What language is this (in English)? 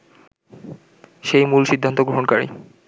Bangla